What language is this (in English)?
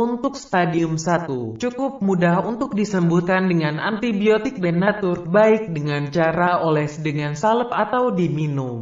Indonesian